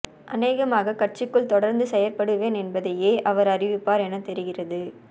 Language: Tamil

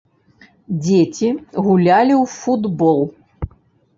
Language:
Belarusian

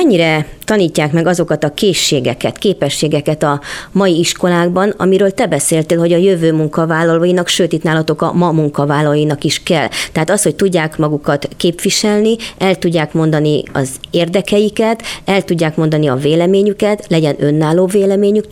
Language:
Hungarian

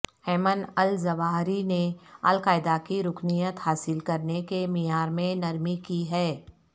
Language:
Urdu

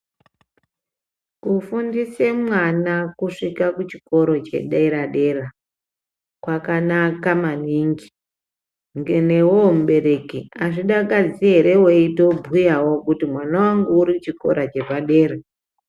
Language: Ndau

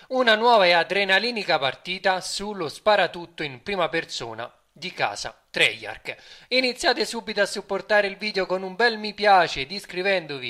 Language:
Italian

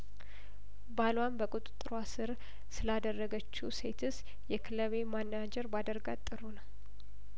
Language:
Amharic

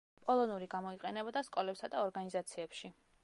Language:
Georgian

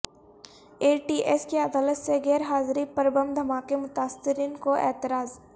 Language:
Urdu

